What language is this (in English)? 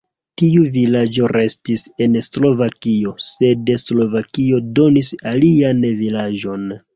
Esperanto